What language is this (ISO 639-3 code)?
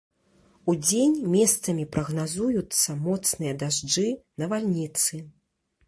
bel